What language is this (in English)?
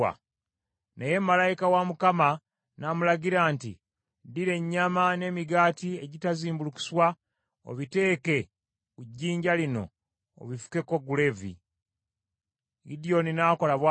Ganda